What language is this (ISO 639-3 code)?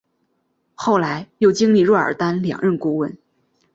zho